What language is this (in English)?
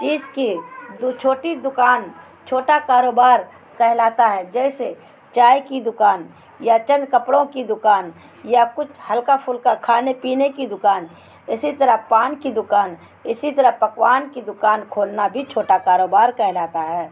Urdu